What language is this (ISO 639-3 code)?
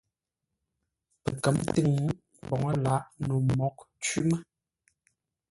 nla